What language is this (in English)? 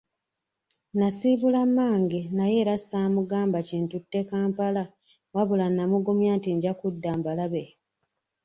Ganda